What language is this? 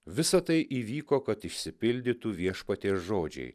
Lithuanian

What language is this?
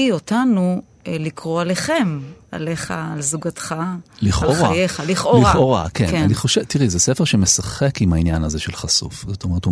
Hebrew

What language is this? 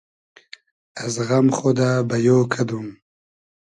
Hazaragi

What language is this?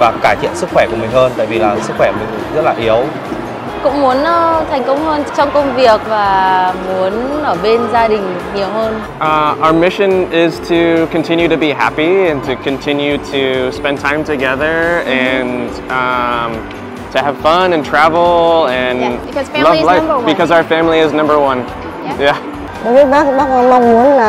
Vietnamese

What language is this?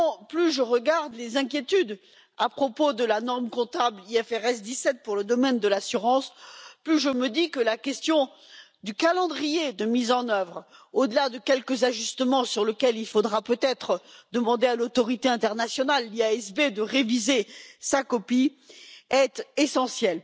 French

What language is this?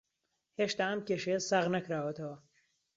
Central Kurdish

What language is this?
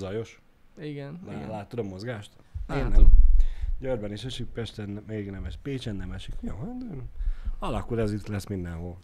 Hungarian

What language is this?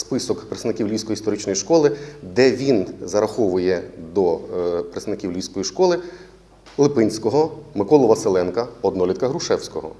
Russian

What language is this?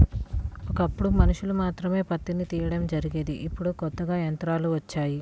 Telugu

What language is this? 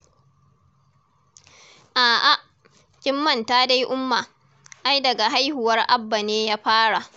Hausa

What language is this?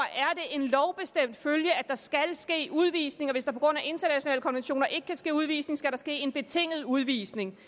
Danish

